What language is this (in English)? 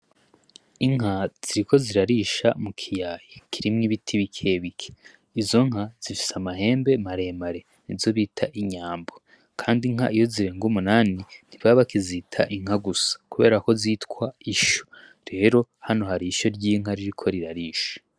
Rundi